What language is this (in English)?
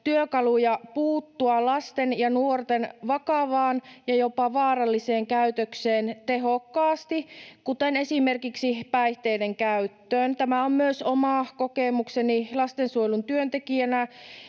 Finnish